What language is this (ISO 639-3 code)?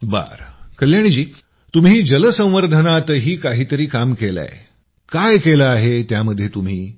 mar